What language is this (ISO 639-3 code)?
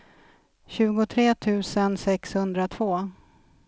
swe